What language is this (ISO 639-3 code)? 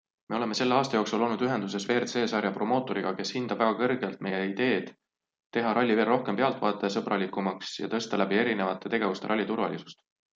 est